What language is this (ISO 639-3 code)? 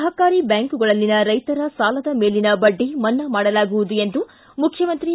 kan